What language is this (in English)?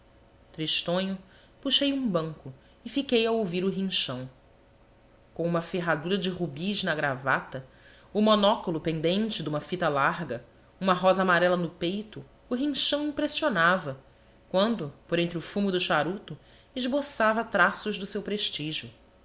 Portuguese